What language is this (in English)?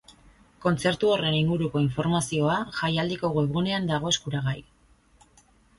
Basque